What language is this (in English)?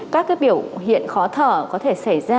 Vietnamese